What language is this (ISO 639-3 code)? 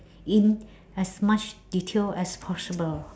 eng